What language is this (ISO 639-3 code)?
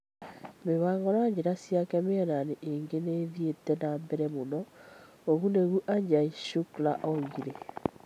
kik